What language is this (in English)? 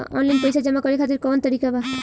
Bhojpuri